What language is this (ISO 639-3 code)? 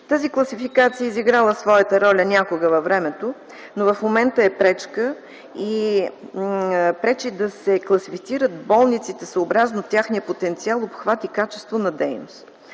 bul